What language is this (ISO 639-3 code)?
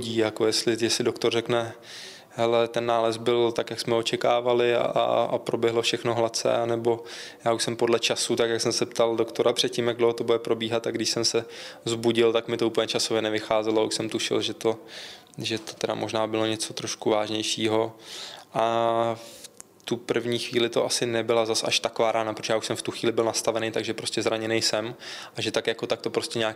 ces